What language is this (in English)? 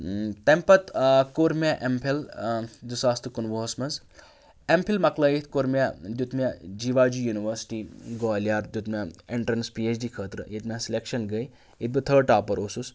Kashmiri